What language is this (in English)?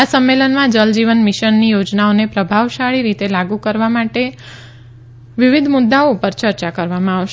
Gujarati